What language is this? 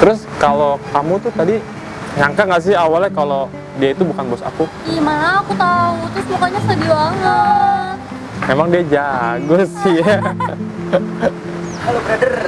Indonesian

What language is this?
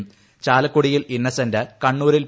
Malayalam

